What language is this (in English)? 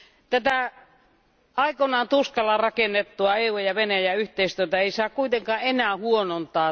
Finnish